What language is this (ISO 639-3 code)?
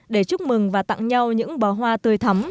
vie